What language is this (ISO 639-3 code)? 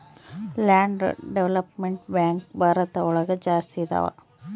kan